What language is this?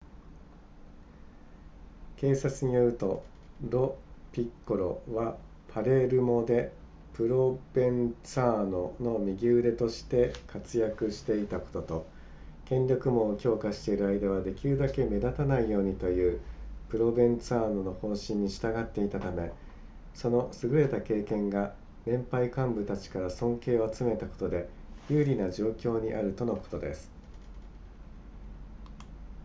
Japanese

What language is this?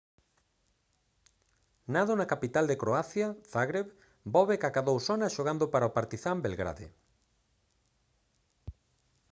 Galician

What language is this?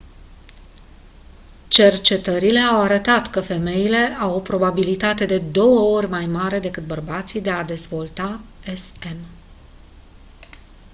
Romanian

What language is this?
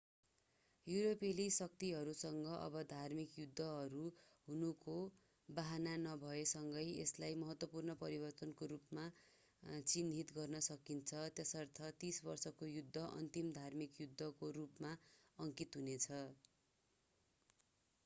Nepali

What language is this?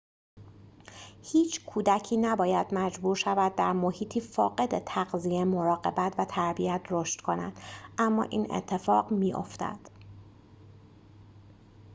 Persian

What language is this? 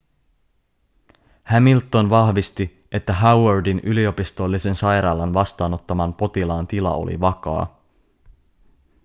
Finnish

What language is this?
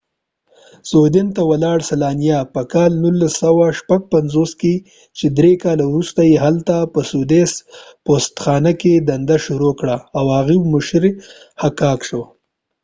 Pashto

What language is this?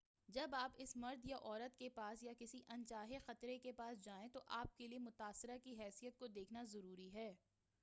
Urdu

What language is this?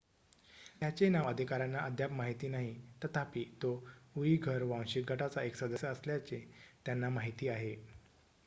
Marathi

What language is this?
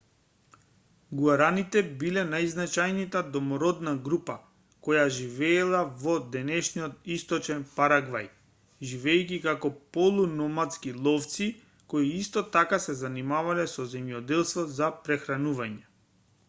Macedonian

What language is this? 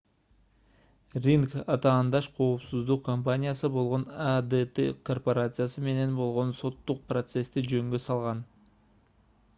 Kyrgyz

